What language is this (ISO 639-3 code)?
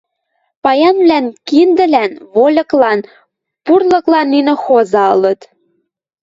mrj